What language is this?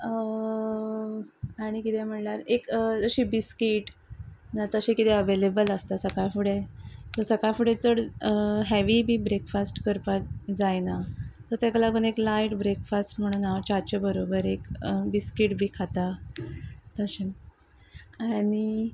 Konkani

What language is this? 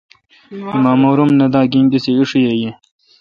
Kalkoti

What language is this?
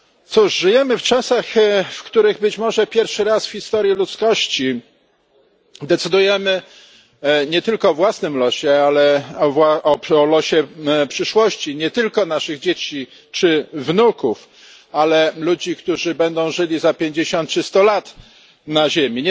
Polish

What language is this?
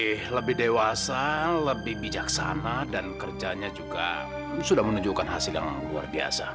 Indonesian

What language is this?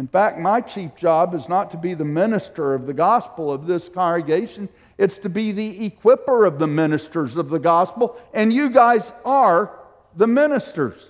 English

